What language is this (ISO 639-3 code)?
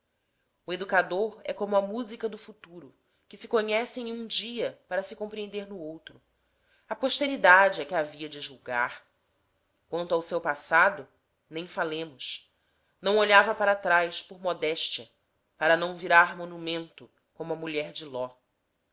por